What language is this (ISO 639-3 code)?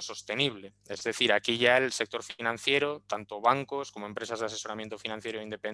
spa